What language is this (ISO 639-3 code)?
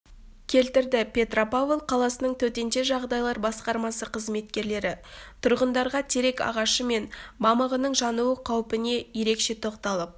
kaz